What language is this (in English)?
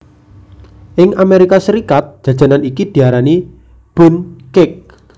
Javanese